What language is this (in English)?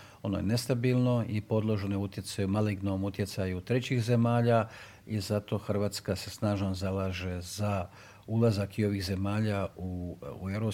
Croatian